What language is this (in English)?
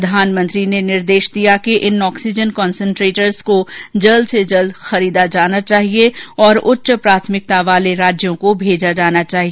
Hindi